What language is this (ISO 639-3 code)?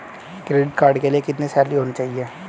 hin